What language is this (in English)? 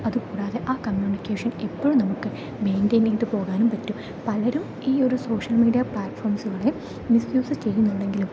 Malayalam